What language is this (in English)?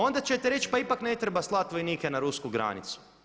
Croatian